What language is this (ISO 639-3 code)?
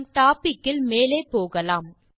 tam